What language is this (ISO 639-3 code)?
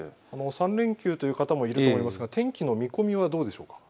jpn